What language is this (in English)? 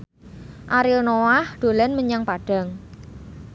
Javanese